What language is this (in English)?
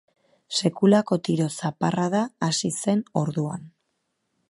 Basque